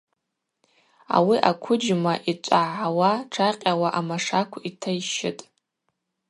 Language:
Abaza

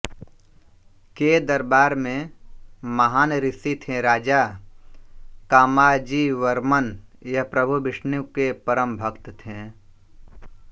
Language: Hindi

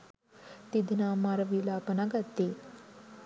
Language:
Sinhala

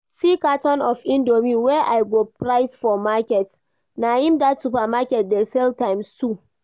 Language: Nigerian Pidgin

